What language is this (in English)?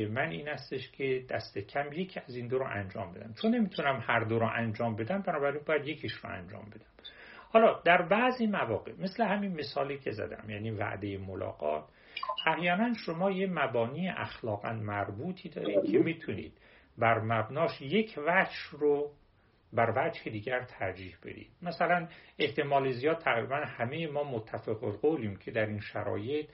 Persian